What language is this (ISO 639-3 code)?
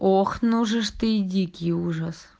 rus